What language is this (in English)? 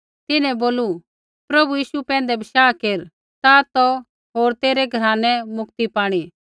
Kullu Pahari